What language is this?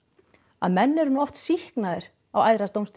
Icelandic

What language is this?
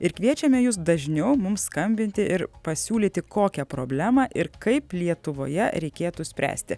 Lithuanian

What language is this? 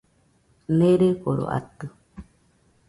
Nüpode Huitoto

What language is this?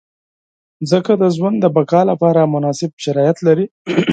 Pashto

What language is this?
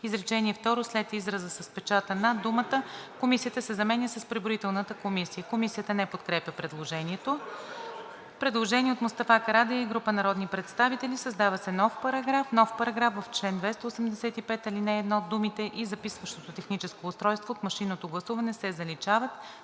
Bulgarian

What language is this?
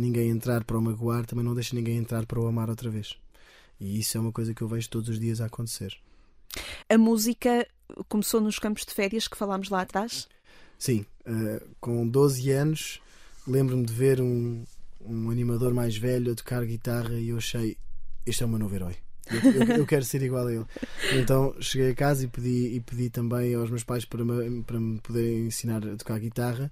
Portuguese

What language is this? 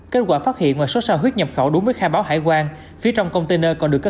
Vietnamese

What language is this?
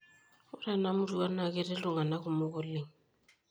Masai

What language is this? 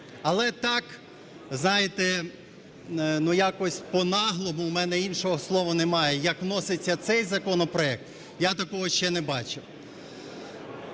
Ukrainian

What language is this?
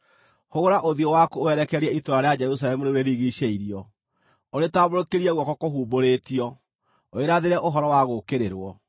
Kikuyu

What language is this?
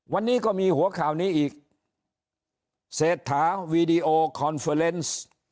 Thai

